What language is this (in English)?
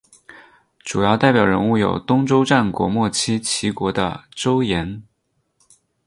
Chinese